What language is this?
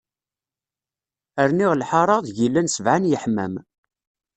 Kabyle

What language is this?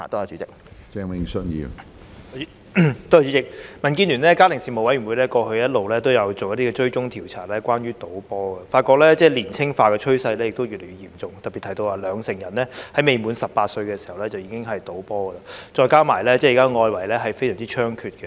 Cantonese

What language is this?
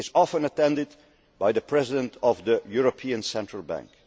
English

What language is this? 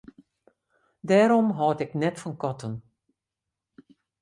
Western Frisian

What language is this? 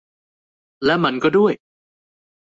Thai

